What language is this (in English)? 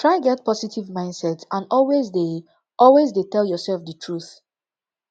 Nigerian Pidgin